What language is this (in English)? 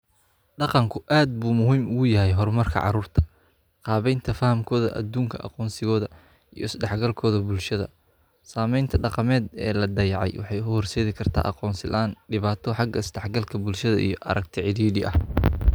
Somali